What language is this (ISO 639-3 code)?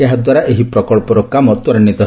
ori